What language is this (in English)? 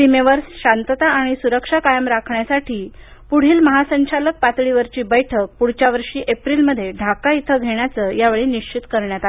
Marathi